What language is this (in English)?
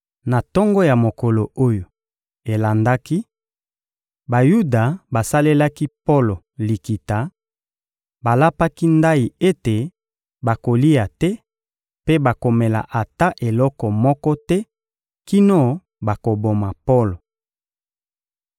Lingala